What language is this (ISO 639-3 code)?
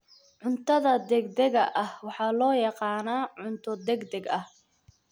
som